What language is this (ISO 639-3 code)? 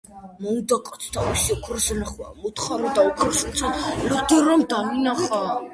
kat